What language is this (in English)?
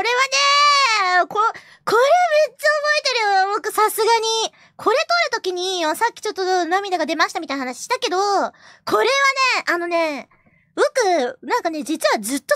Japanese